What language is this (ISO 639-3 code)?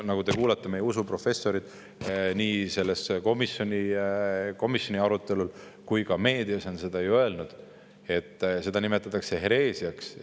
est